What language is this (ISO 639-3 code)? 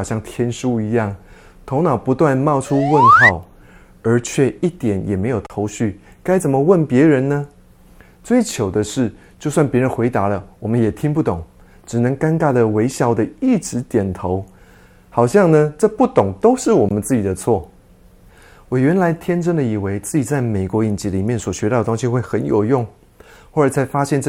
zho